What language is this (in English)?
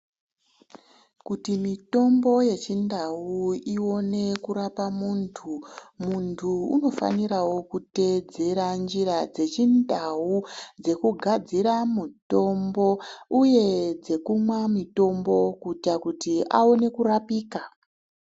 Ndau